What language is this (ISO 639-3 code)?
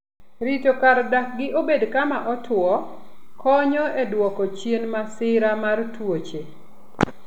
luo